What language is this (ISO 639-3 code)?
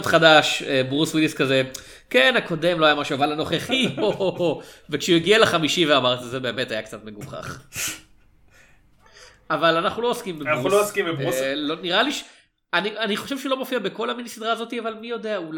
heb